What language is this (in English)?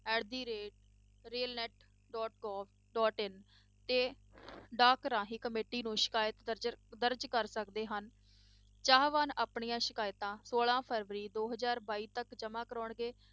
Punjabi